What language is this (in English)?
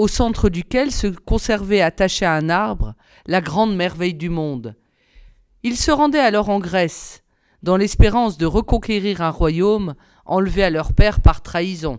French